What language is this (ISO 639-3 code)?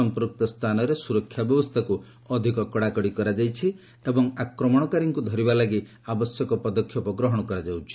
ori